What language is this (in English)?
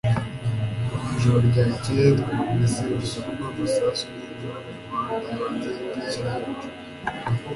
Kinyarwanda